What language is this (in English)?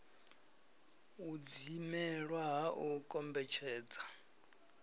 Venda